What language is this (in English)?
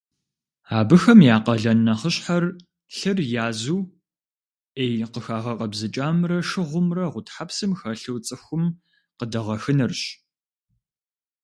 Kabardian